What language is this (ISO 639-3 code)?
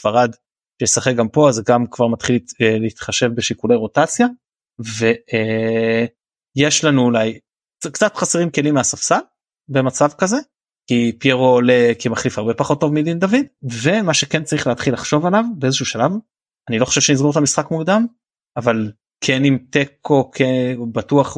heb